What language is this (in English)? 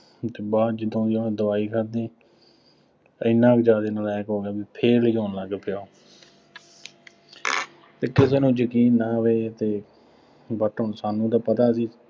Punjabi